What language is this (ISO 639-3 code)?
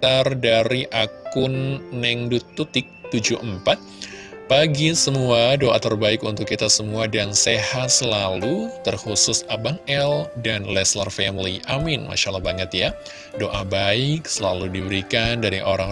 ind